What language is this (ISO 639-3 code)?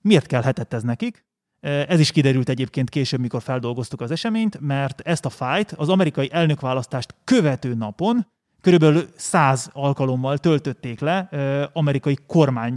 hun